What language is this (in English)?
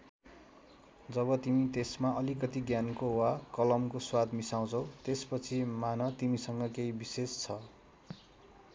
Nepali